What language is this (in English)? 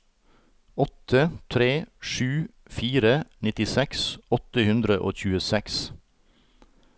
Norwegian